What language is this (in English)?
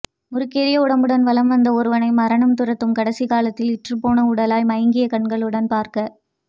Tamil